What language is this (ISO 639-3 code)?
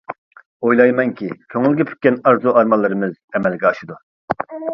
uig